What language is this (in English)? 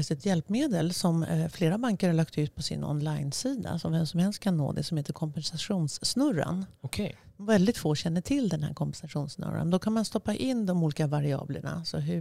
Swedish